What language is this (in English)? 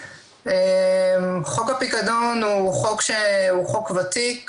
Hebrew